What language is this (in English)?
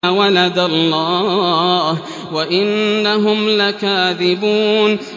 Arabic